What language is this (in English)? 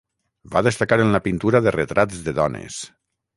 Catalan